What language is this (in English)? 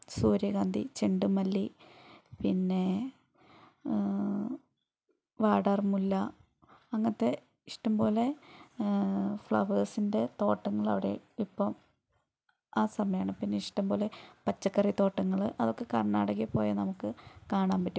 Malayalam